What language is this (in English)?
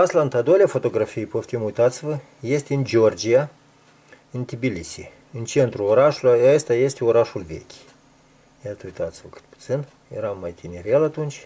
Romanian